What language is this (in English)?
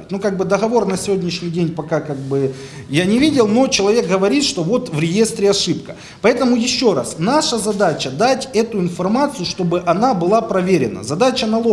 Russian